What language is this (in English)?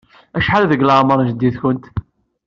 Kabyle